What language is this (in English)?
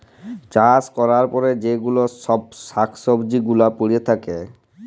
Bangla